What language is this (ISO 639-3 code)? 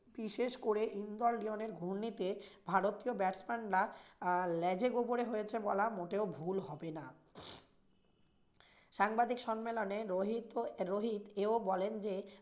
ben